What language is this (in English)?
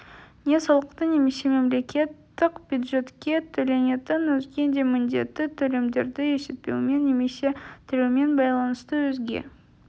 Kazakh